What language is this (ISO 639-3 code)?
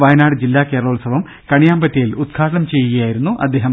mal